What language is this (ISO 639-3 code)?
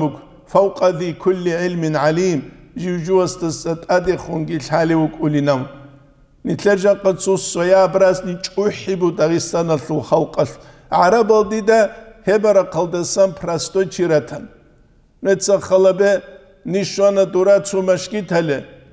ara